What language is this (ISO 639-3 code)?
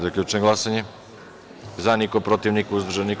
srp